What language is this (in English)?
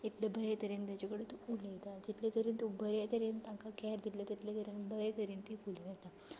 Konkani